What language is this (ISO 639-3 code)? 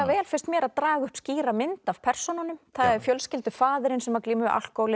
isl